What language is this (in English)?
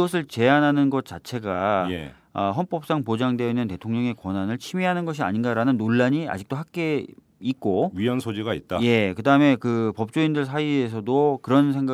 Korean